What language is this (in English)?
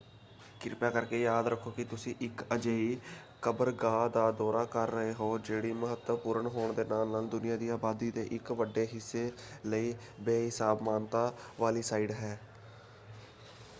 Punjabi